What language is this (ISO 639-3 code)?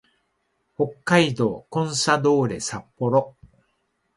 jpn